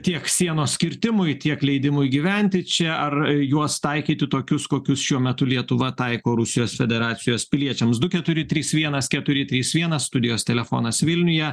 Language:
Lithuanian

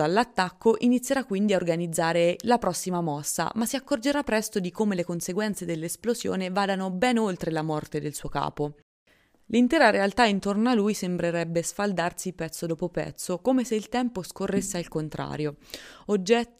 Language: Italian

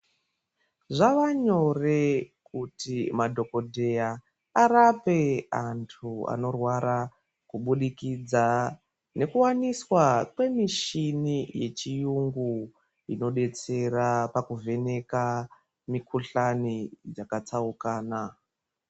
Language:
Ndau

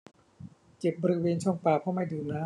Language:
Thai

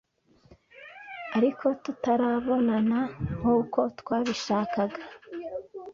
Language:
Kinyarwanda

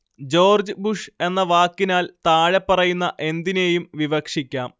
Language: Malayalam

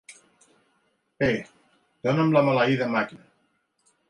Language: Catalan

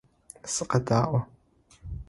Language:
Adyghe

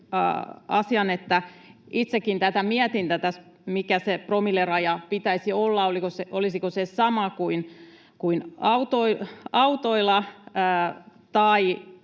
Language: Finnish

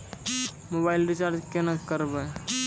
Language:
Maithili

